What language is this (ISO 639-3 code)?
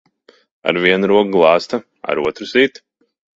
lav